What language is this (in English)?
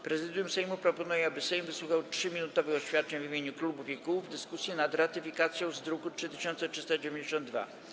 Polish